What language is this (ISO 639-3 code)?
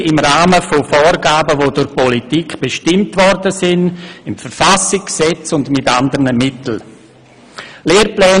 gsw